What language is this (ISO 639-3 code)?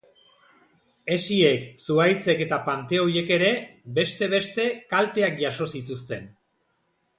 eus